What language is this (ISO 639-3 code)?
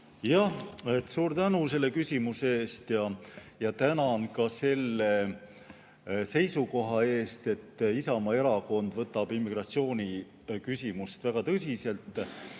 est